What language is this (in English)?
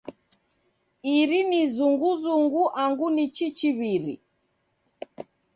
Taita